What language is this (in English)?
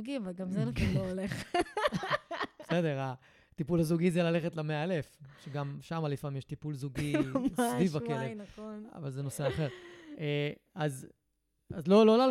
Hebrew